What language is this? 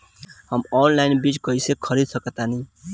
Bhojpuri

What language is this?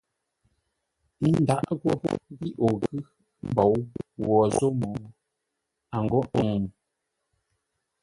Ngombale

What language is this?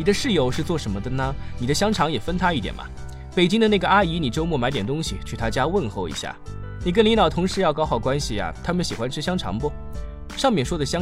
Chinese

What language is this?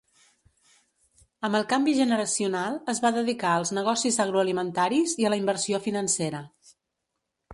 Catalan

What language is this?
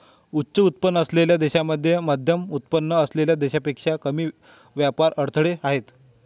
Marathi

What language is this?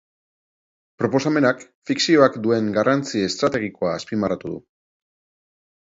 Basque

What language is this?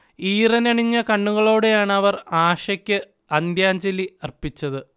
Malayalam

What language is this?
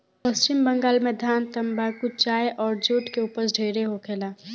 Bhojpuri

